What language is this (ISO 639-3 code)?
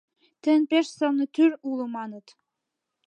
chm